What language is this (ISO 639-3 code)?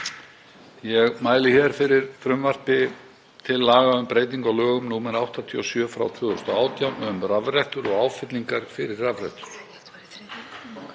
isl